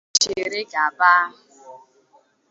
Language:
Igbo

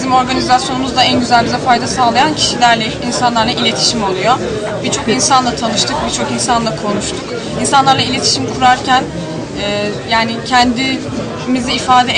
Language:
Turkish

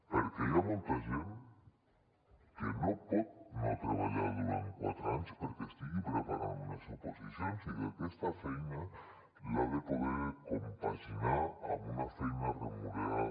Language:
Catalan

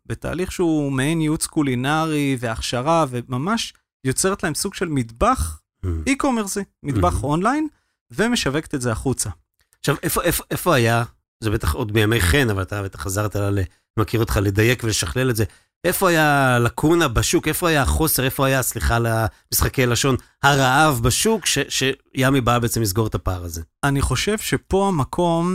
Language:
Hebrew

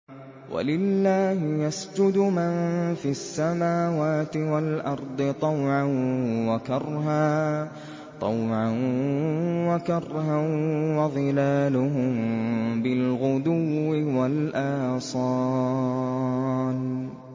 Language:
Arabic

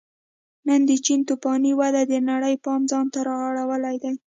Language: Pashto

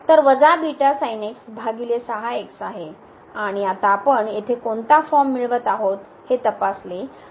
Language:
Marathi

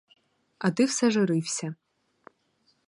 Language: Ukrainian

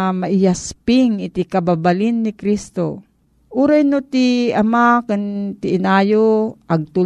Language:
Filipino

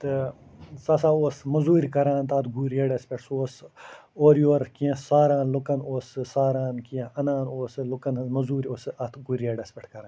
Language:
Kashmiri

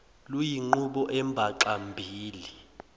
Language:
Zulu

